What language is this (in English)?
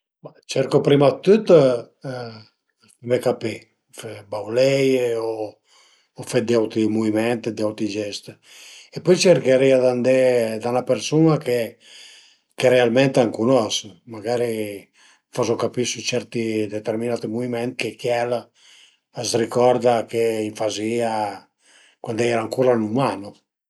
Piedmontese